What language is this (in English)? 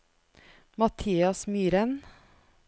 Norwegian